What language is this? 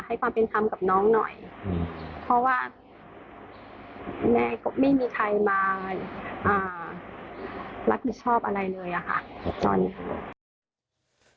Thai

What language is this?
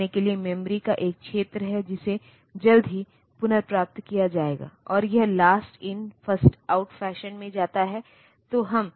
Hindi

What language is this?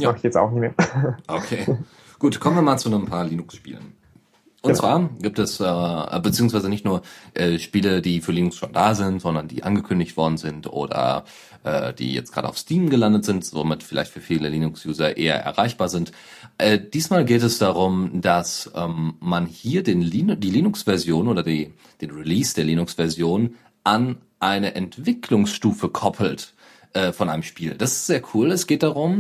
German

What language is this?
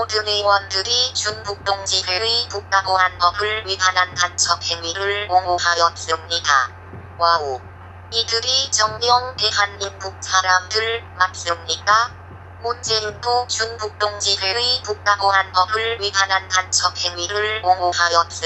Korean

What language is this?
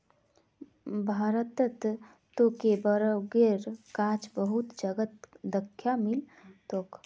Magahi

